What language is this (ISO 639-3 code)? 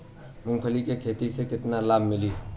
bho